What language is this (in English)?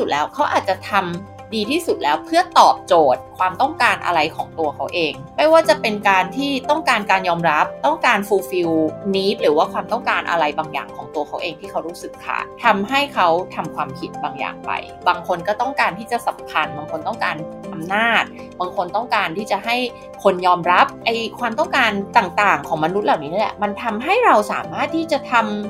Thai